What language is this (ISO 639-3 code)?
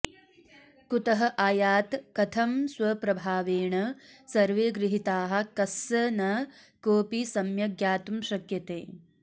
san